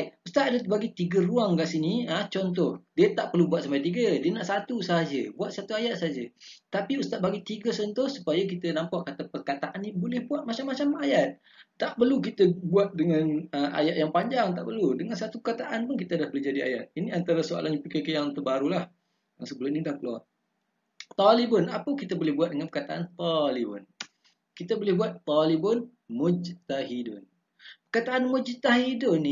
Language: Malay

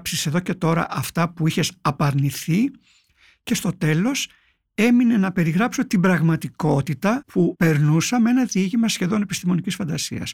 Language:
Greek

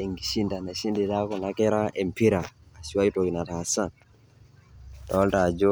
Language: Masai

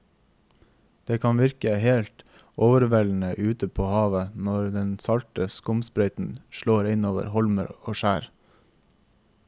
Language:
Norwegian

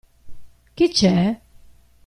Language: Italian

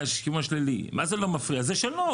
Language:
Hebrew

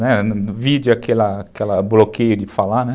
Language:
Portuguese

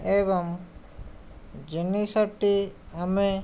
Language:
Odia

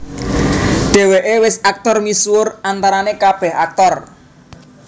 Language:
Javanese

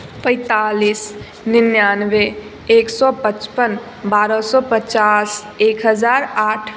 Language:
Maithili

